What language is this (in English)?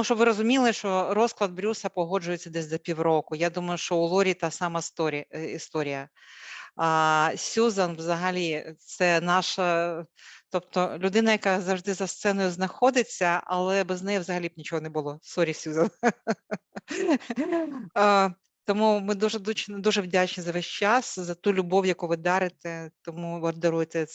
Ukrainian